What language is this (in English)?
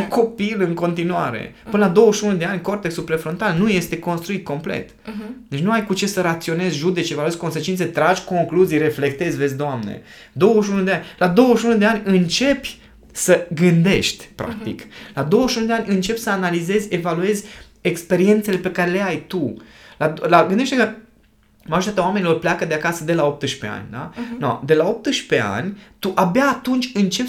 Romanian